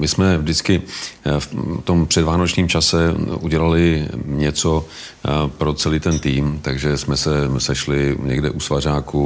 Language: Czech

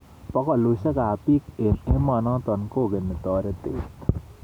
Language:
Kalenjin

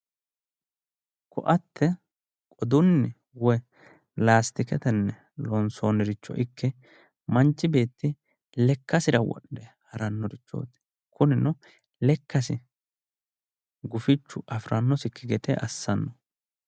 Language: Sidamo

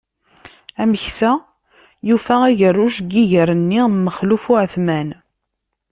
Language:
Kabyle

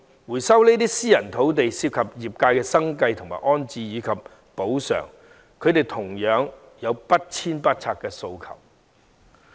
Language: Cantonese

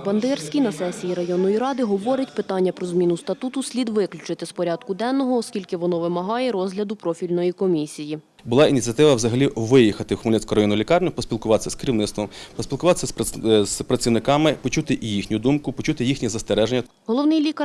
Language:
Ukrainian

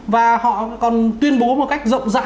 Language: Vietnamese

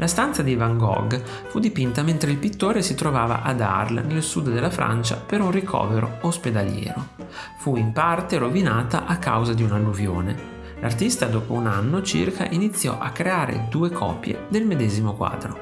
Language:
Italian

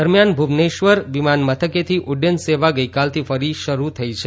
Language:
Gujarati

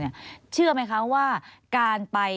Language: Thai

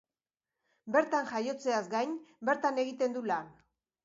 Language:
Basque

